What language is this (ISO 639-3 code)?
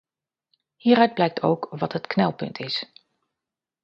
nld